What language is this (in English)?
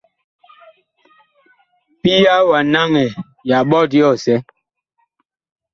Bakoko